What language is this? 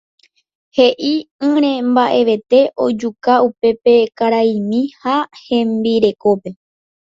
Guarani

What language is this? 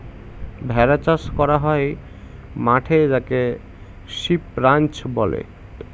Bangla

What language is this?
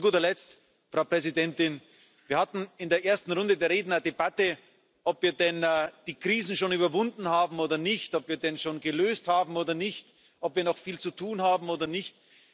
German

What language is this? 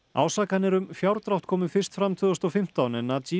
Icelandic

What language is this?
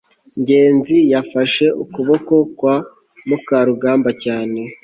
Kinyarwanda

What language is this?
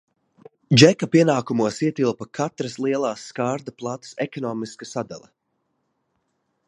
Latvian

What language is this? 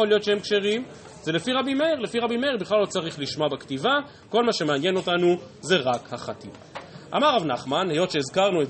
Hebrew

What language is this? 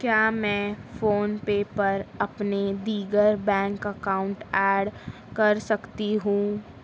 Urdu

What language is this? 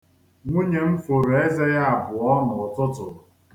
Igbo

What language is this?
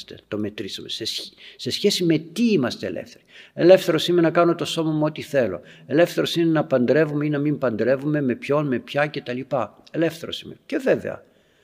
Greek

